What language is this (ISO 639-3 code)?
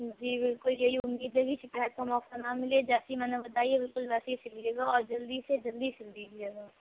urd